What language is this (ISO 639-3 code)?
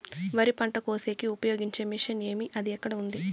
tel